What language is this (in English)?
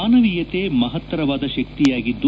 Kannada